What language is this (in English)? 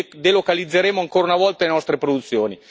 Italian